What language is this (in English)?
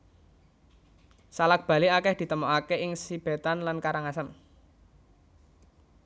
Javanese